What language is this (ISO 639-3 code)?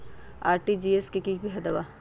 mag